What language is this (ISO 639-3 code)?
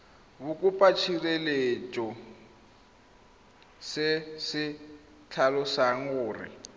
tsn